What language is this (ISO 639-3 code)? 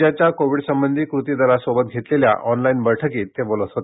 mar